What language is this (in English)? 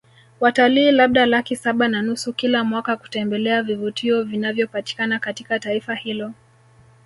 Swahili